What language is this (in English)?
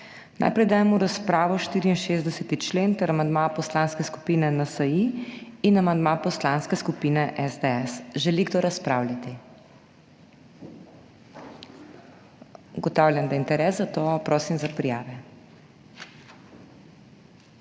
Slovenian